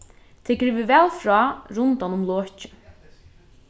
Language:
Faroese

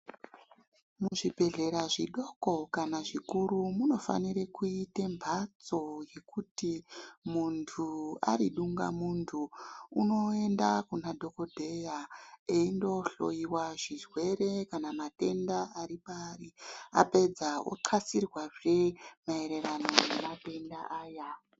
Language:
Ndau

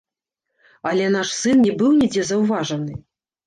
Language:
Belarusian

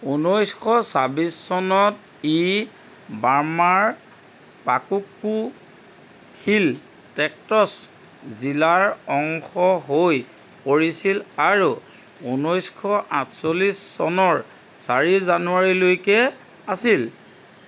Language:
Assamese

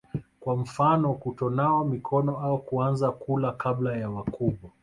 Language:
Swahili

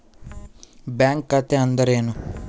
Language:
Kannada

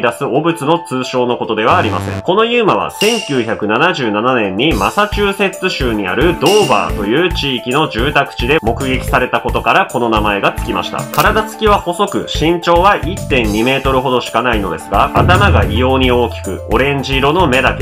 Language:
Japanese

